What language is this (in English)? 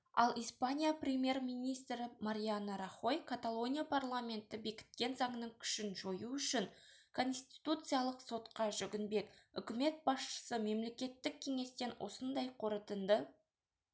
Kazakh